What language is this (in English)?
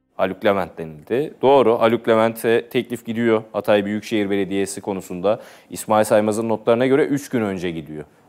Turkish